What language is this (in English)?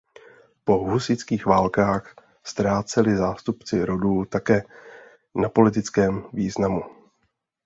Czech